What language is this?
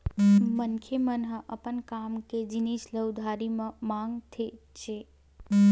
Chhattisgarhi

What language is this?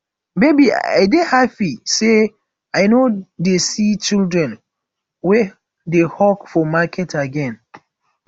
Nigerian Pidgin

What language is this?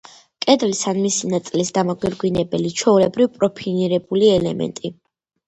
Georgian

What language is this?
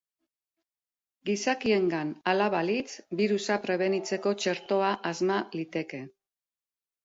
Basque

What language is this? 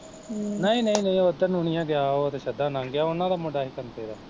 Punjabi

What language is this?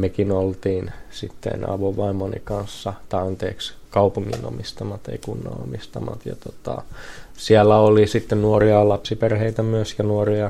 Finnish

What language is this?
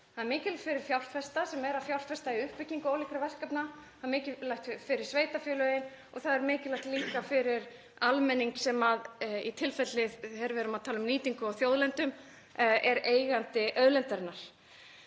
Icelandic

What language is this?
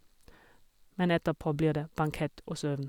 Norwegian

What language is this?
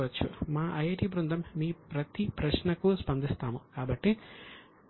Telugu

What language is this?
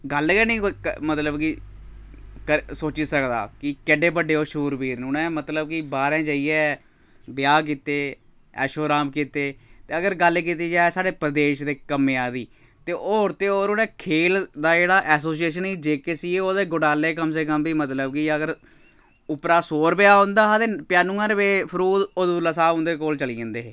Dogri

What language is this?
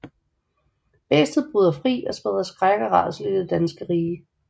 Danish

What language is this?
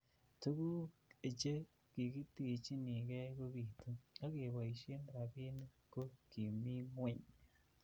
Kalenjin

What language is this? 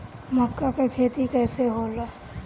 Bhojpuri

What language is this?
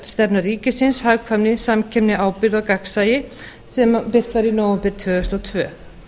Icelandic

